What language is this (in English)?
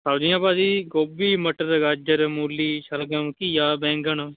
Punjabi